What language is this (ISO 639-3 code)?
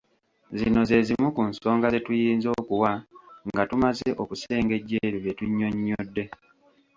lug